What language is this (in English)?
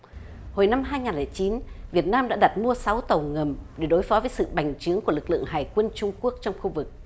Vietnamese